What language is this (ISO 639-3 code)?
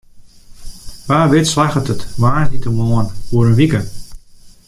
fry